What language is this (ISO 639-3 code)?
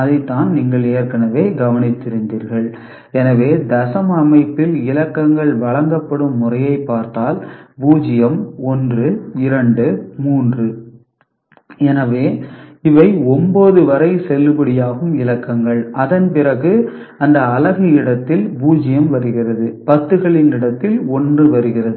tam